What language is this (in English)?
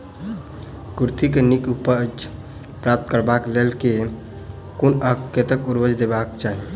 Maithili